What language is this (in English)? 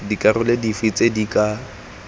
Tswana